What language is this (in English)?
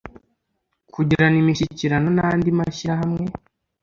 Kinyarwanda